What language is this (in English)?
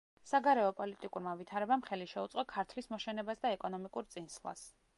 Georgian